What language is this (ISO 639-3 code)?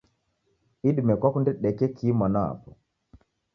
dav